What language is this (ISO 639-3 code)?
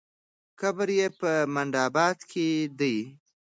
pus